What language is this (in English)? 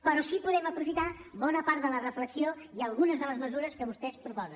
Catalan